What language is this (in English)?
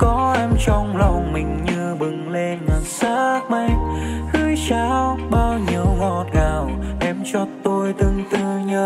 Vietnamese